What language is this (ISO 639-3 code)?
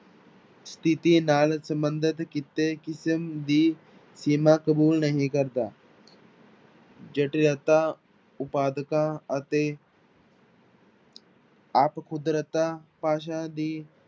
pan